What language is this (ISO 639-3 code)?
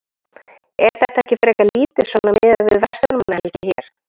isl